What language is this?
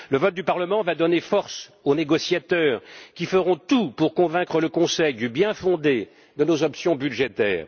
French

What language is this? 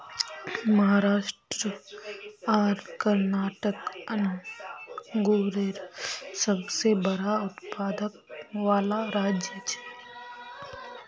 Magahi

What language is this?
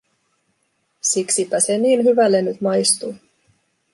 Finnish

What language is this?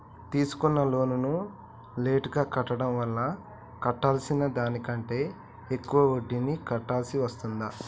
Telugu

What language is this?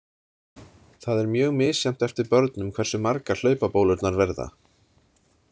Icelandic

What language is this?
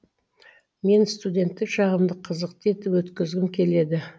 Kazakh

